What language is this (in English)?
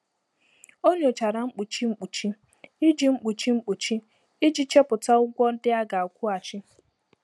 Igbo